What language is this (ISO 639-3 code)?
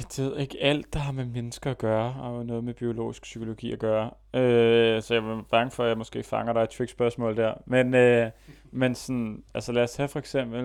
dan